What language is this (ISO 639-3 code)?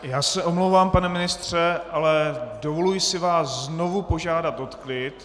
ces